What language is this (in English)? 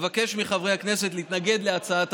Hebrew